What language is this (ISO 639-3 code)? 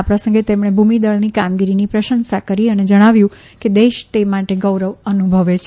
guj